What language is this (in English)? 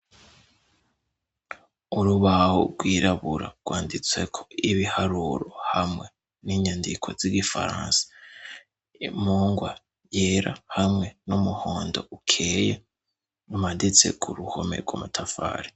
Rundi